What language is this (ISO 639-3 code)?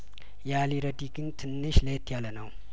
amh